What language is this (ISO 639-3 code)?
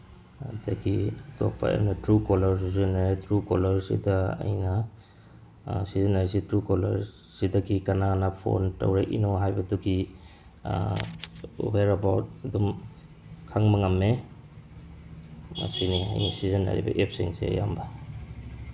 mni